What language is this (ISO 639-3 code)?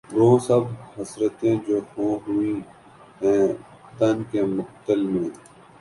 urd